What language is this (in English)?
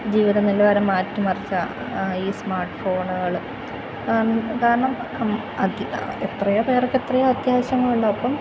Malayalam